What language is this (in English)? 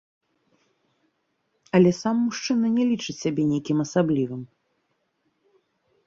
Belarusian